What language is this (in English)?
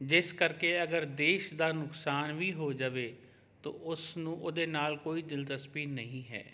Punjabi